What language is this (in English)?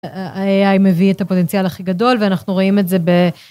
Hebrew